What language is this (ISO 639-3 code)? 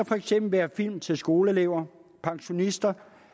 dan